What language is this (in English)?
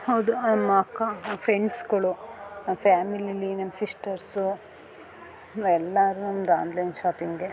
Kannada